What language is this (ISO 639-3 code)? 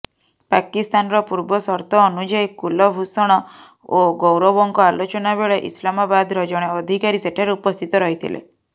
ori